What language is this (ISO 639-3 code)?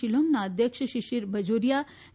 guj